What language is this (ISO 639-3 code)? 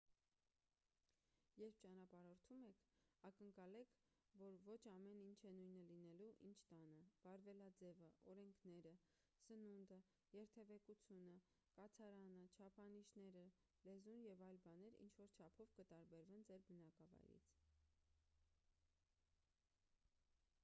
hye